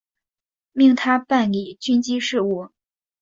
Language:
Chinese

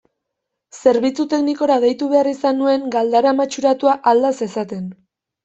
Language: Basque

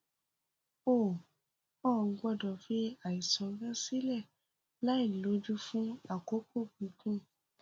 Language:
Yoruba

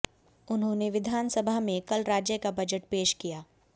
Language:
Hindi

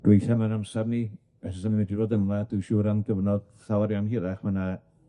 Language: Welsh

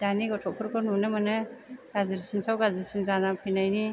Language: Bodo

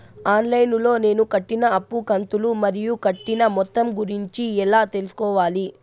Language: Telugu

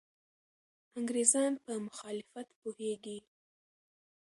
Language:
Pashto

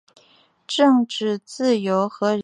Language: Chinese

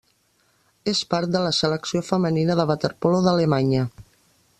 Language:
Catalan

